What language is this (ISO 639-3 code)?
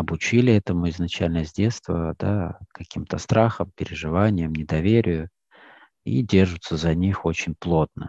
rus